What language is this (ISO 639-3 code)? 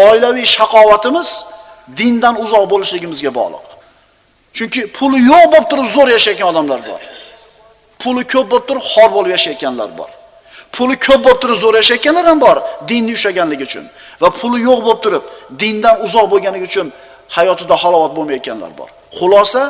uzb